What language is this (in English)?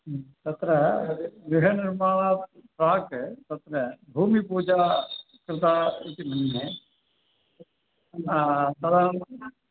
Sanskrit